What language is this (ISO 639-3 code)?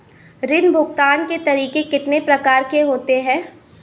hin